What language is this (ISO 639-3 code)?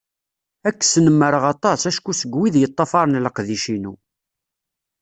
kab